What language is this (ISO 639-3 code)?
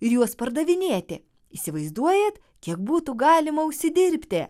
lit